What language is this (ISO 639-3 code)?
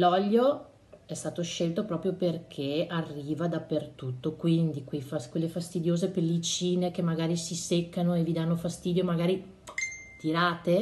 ita